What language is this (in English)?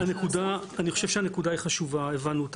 Hebrew